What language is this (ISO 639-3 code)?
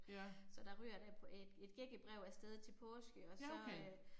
dan